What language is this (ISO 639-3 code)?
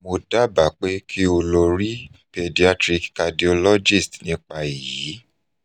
yor